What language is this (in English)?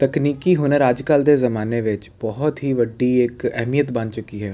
Punjabi